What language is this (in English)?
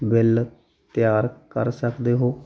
Punjabi